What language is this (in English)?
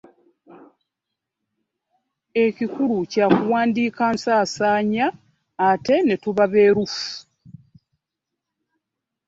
Ganda